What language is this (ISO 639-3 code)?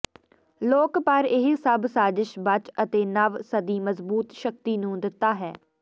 pan